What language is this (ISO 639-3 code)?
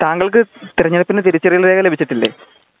mal